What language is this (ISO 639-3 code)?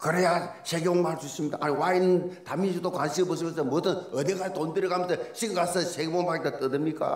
kor